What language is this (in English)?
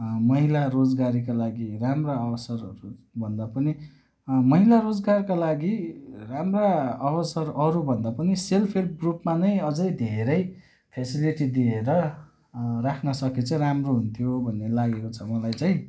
Nepali